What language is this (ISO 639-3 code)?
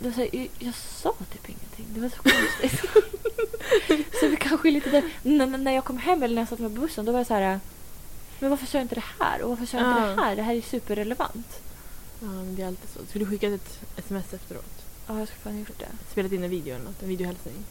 swe